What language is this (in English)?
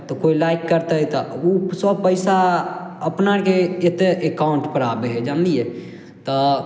Maithili